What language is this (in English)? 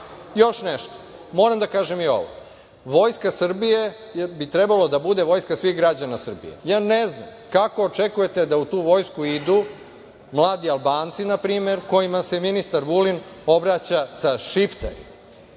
Serbian